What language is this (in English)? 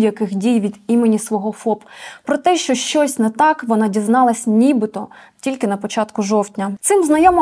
Ukrainian